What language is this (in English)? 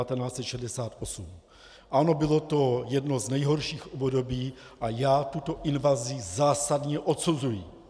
Czech